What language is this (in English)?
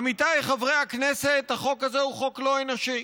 Hebrew